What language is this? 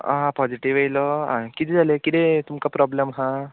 Konkani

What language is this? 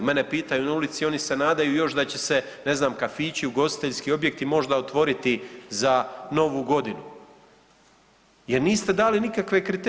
Croatian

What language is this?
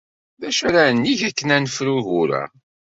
Kabyle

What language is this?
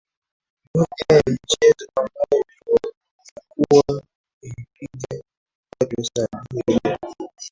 Swahili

